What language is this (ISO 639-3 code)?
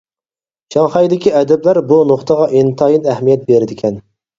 uig